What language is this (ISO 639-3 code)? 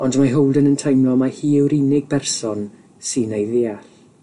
cym